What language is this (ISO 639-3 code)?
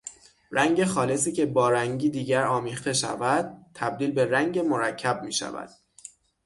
fas